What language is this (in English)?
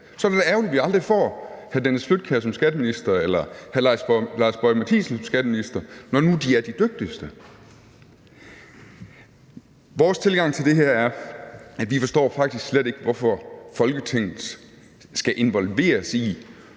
Danish